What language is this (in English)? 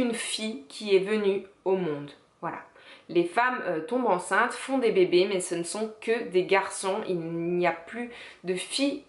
French